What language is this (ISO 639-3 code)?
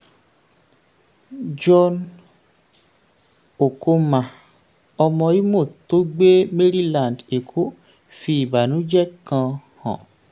yor